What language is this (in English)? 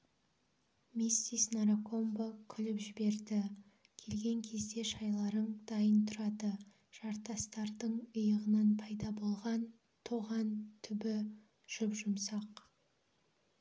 Kazakh